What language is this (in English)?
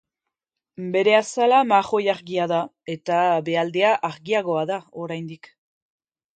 Basque